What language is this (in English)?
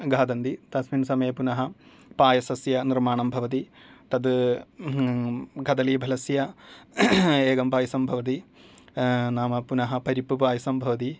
Sanskrit